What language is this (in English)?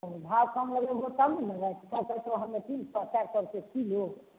Maithili